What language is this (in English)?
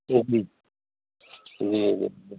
Urdu